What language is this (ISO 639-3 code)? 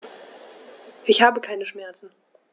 deu